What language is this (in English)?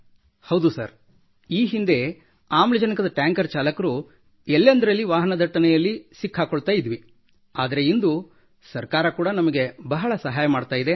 Kannada